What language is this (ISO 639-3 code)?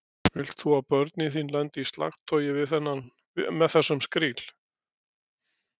isl